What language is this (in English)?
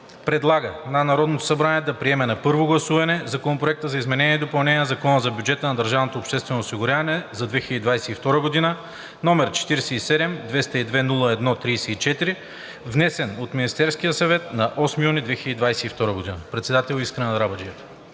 Bulgarian